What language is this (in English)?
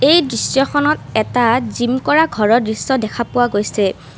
Assamese